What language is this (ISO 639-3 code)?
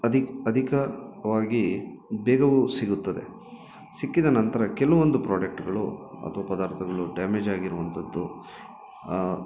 kan